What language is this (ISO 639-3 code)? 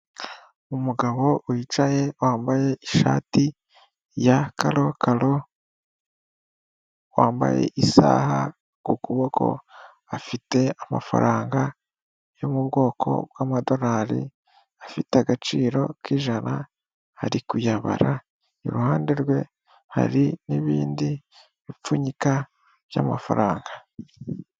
kin